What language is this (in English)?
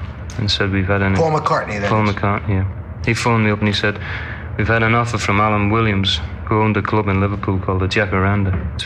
Hebrew